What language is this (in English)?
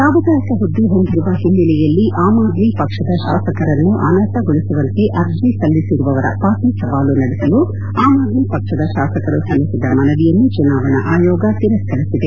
Kannada